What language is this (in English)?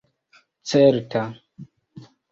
Esperanto